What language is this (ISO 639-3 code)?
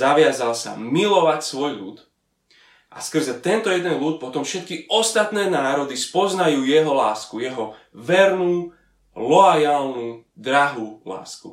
slk